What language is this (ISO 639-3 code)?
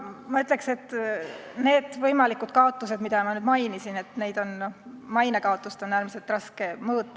est